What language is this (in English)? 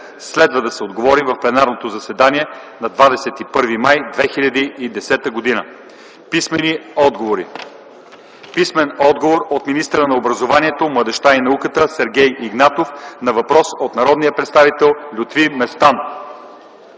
Bulgarian